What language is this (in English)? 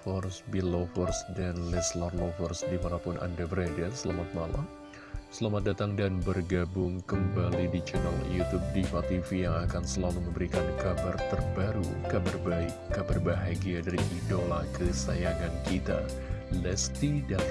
Indonesian